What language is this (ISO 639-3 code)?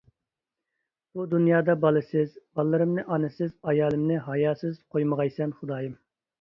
uig